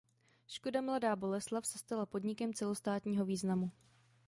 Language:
Czech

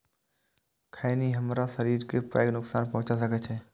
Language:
Maithili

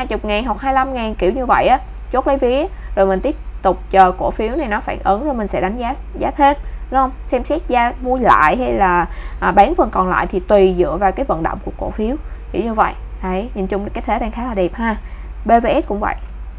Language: Vietnamese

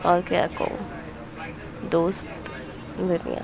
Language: Urdu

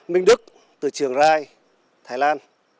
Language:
Vietnamese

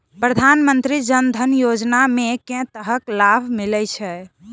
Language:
Maithili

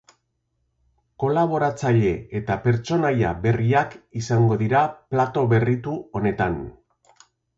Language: Basque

